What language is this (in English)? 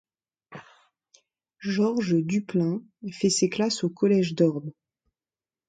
French